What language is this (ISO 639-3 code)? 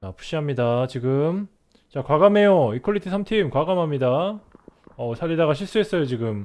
kor